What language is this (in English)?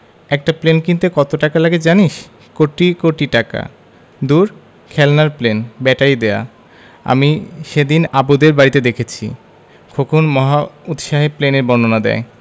Bangla